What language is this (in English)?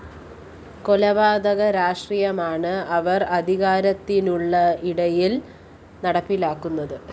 Malayalam